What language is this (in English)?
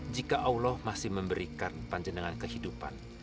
Indonesian